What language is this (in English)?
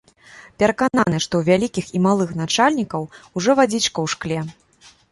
Belarusian